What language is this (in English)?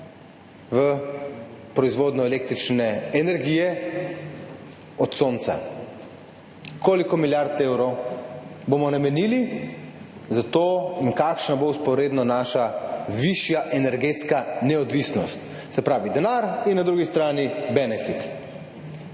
Slovenian